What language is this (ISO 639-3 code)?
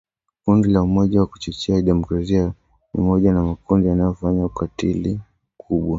swa